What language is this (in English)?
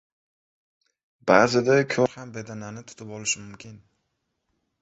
Uzbek